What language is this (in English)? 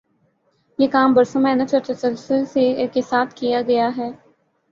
Urdu